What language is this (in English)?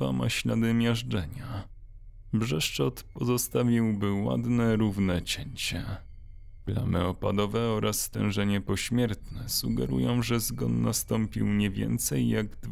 Polish